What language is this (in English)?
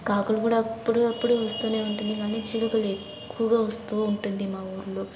Telugu